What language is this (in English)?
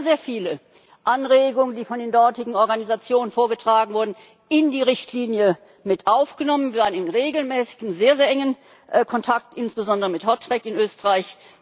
German